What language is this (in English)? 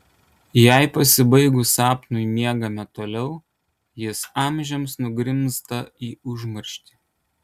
Lithuanian